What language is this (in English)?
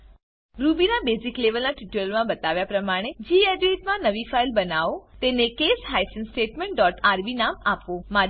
Gujarati